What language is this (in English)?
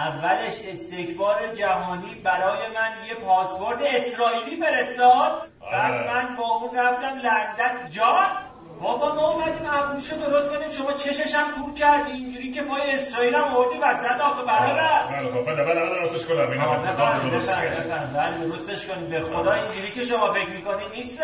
Persian